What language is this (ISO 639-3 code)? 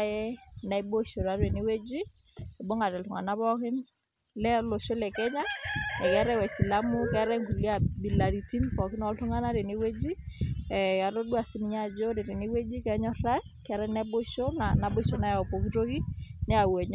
mas